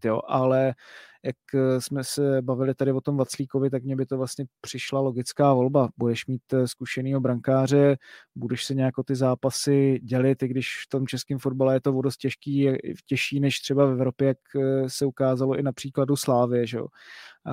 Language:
Czech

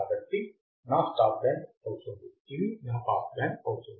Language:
Telugu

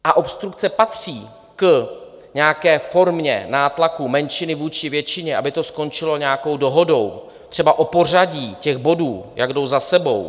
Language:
Czech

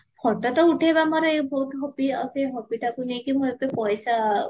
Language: Odia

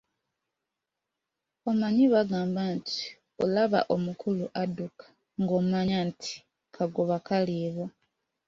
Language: Ganda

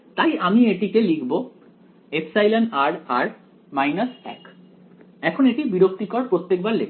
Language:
Bangla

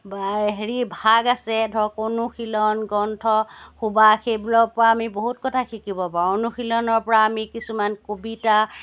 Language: Assamese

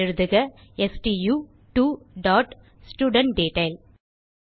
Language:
Tamil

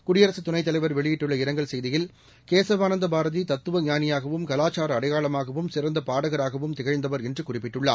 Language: Tamil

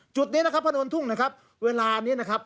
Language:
Thai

